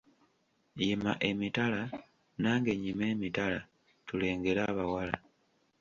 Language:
Ganda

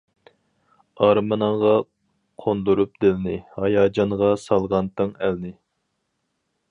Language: Uyghur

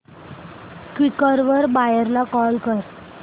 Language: Marathi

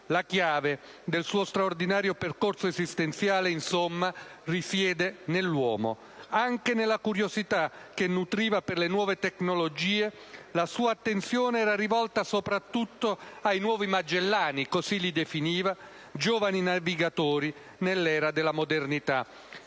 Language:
Italian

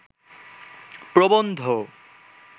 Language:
Bangla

